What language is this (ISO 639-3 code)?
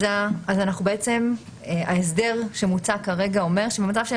heb